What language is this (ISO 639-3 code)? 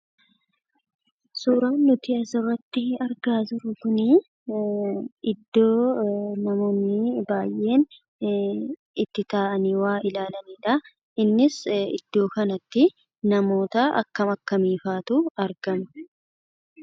orm